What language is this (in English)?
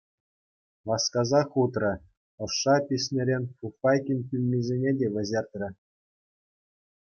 Chuvash